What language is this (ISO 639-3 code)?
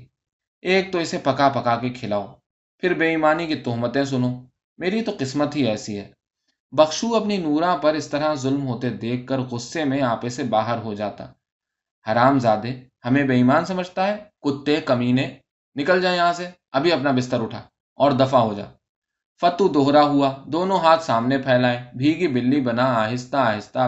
urd